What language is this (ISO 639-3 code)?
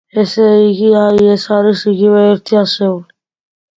kat